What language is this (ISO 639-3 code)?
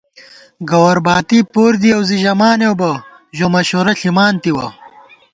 gwt